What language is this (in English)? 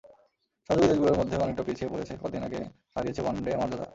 Bangla